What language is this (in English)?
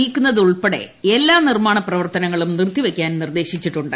Malayalam